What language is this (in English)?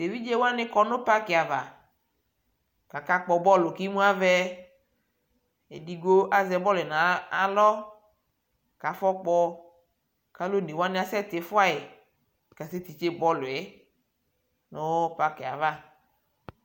Ikposo